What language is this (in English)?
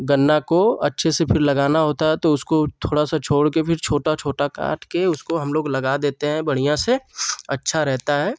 Hindi